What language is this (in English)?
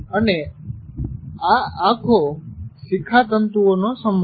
Gujarati